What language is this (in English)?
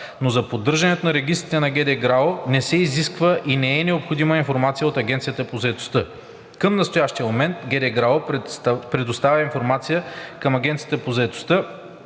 Bulgarian